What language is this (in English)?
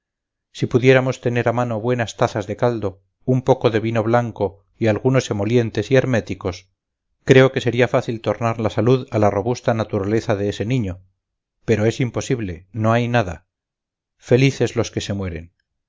Spanish